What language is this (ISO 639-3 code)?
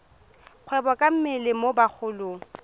tsn